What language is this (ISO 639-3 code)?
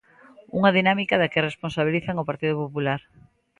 glg